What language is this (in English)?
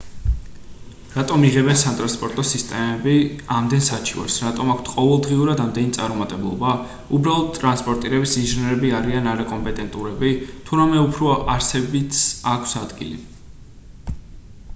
Georgian